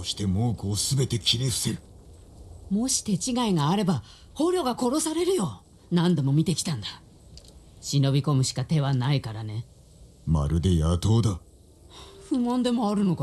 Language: Japanese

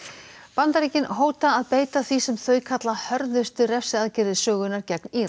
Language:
Icelandic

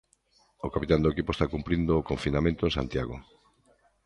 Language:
Galician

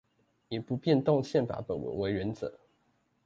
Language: Chinese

